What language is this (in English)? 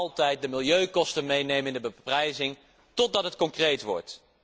Dutch